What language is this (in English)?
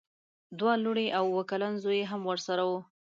Pashto